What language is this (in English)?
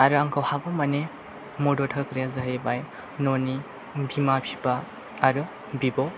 Bodo